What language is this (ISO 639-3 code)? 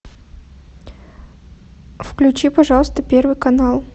rus